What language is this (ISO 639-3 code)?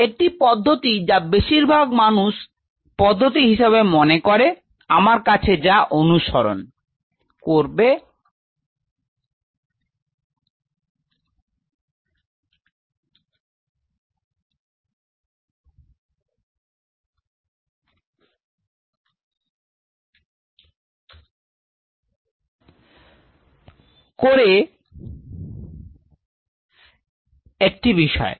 ben